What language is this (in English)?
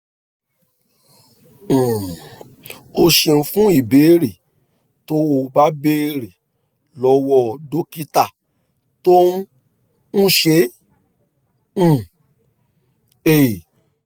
Yoruba